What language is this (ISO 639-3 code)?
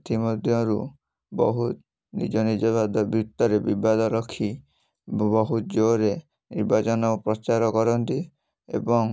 ori